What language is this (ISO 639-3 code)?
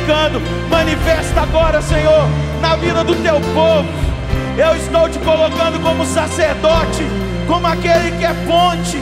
por